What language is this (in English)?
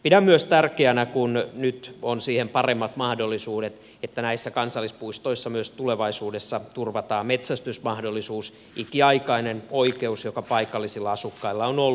Finnish